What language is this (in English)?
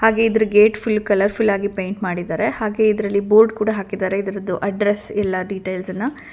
Kannada